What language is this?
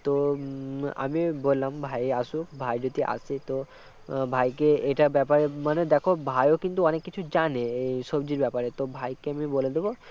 Bangla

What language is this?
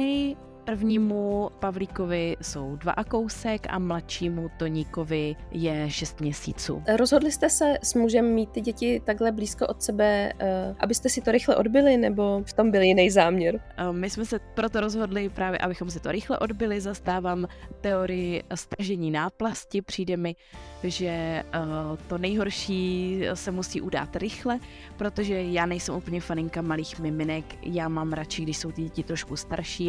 Czech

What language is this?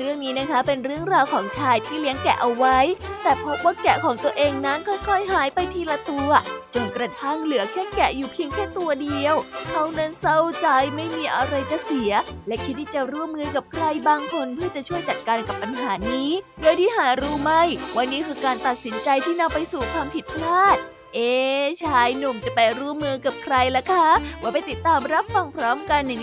Thai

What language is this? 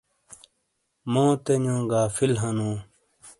Shina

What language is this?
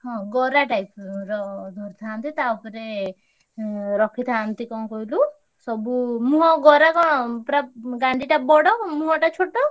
Odia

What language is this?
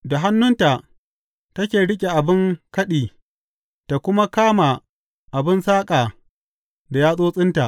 Hausa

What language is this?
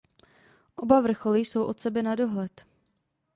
Czech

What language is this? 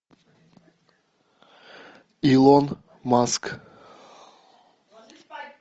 Russian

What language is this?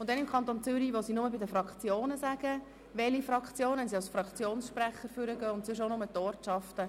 Swiss German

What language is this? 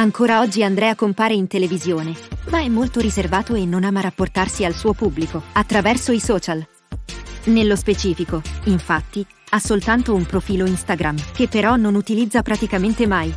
Italian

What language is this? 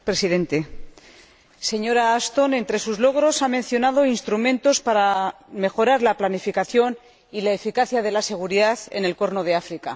Spanish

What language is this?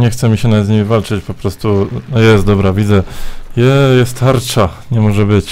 Polish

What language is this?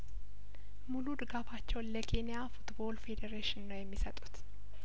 Amharic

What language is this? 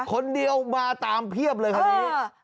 Thai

